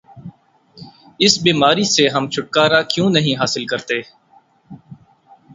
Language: Urdu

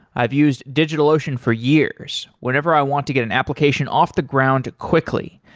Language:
English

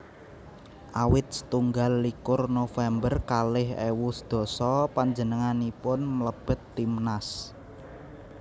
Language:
Javanese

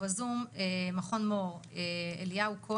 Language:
Hebrew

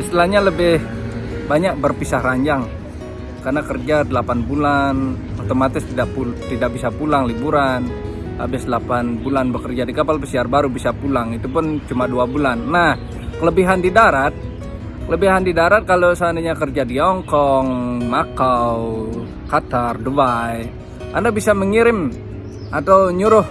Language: Indonesian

